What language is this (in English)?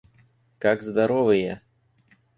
Russian